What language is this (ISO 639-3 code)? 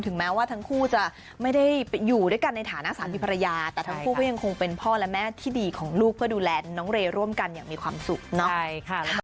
tha